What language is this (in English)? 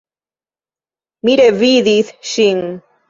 Esperanto